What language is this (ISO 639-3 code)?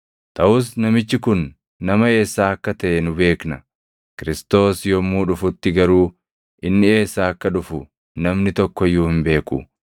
orm